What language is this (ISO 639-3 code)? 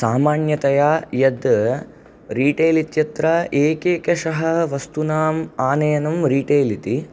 san